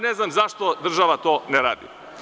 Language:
Serbian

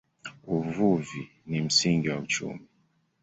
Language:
Swahili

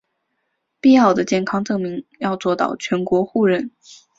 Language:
Chinese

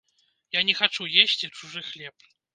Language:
Belarusian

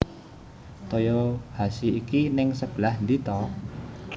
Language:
Javanese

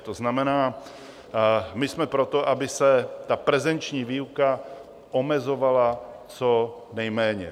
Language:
Czech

